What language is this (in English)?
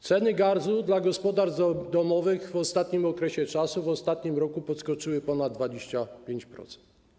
Polish